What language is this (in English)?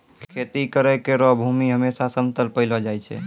Maithili